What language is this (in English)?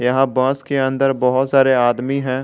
Hindi